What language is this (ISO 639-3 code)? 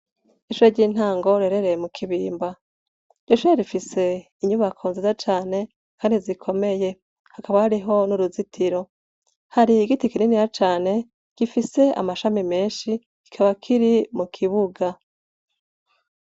run